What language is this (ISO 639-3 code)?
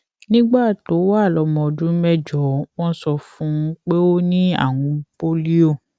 yor